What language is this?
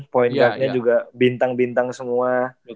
Indonesian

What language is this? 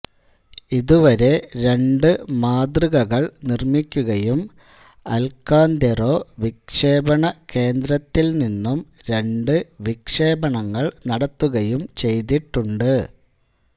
Malayalam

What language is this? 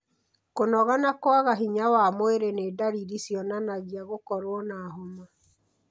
Kikuyu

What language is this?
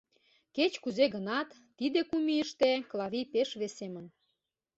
Mari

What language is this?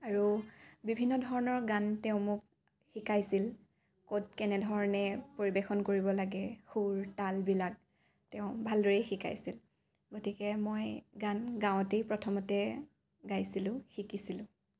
Assamese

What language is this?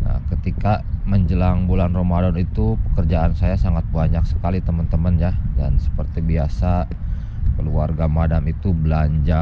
Indonesian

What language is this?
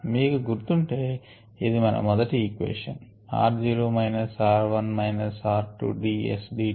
Telugu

